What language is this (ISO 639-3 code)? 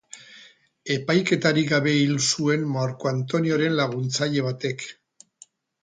eus